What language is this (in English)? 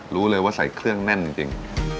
Thai